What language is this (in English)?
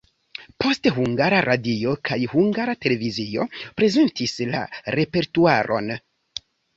Esperanto